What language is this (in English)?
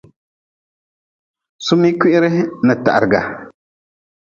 Nawdm